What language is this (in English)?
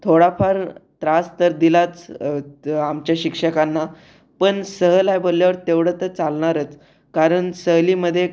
Marathi